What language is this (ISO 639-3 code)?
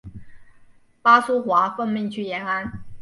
zho